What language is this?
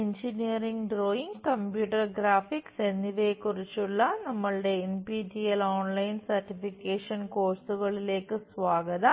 Malayalam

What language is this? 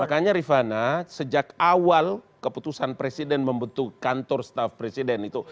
Indonesian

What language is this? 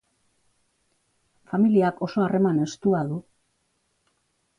Basque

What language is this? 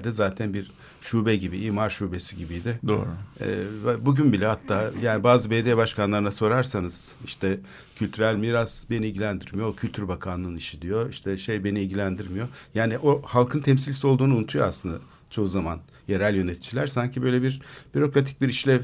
Turkish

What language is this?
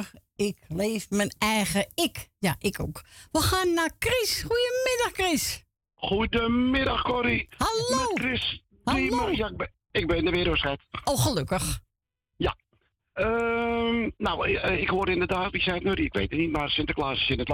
Dutch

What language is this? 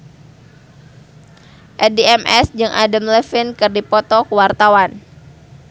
Sundanese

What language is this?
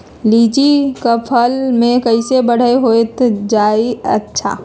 Magahi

